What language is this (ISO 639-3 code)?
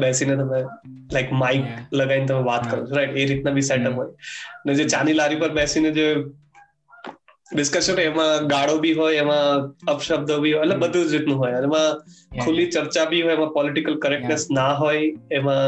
guj